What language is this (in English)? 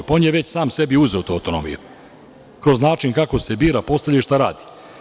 Serbian